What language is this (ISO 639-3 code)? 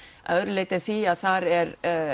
isl